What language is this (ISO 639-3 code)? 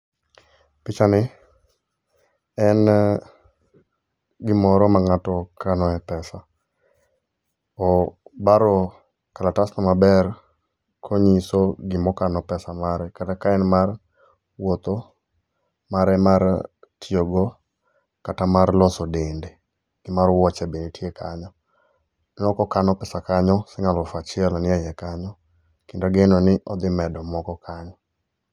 luo